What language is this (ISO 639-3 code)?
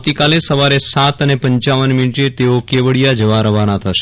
guj